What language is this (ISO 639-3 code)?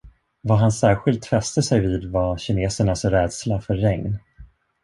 swe